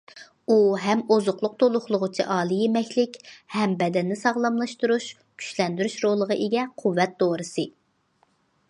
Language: Uyghur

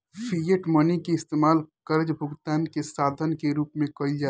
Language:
Bhojpuri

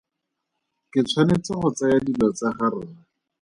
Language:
Tswana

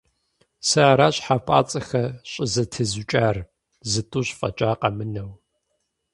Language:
Kabardian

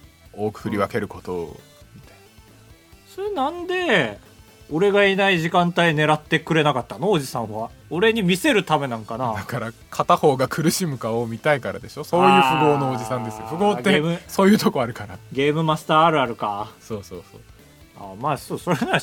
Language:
Japanese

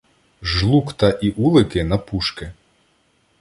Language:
Ukrainian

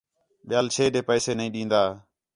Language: Khetrani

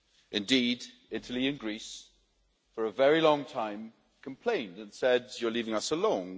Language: English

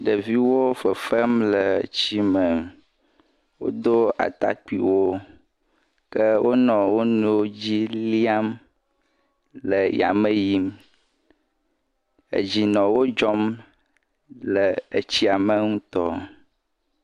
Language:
Ewe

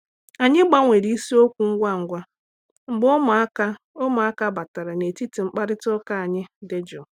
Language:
Igbo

